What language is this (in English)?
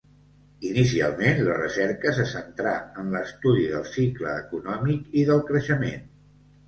Catalan